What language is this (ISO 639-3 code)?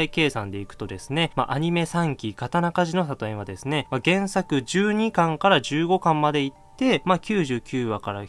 jpn